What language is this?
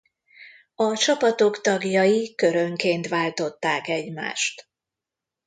Hungarian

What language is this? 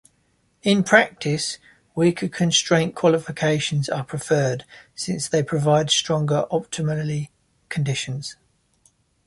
English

